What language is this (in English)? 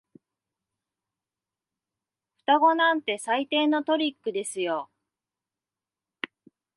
Japanese